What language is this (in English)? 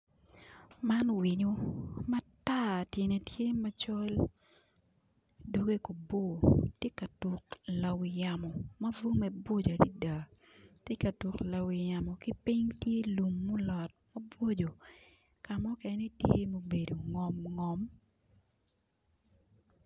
Acoli